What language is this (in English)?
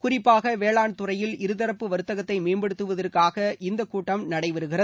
Tamil